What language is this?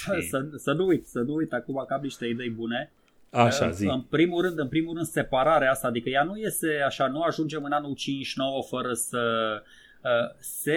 Romanian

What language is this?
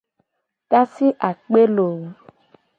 Gen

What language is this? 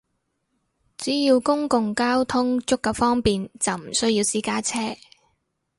Cantonese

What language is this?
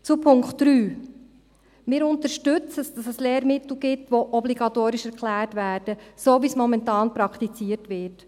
Swiss German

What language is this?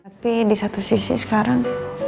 Indonesian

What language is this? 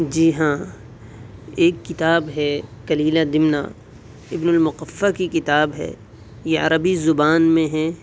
Urdu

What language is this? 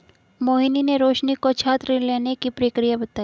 Hindi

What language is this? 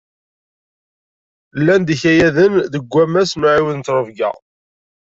Kabyle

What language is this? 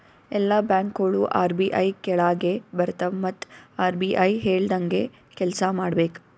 Kannada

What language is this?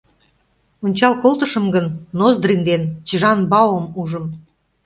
Mari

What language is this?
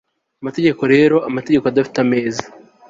Kinyarwanda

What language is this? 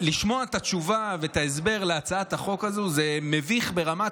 Hebrew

